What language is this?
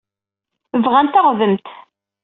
Kabyle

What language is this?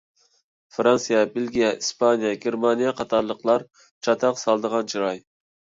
Uyghur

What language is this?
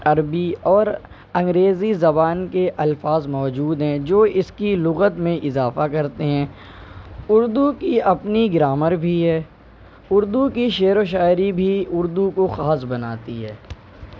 Urdu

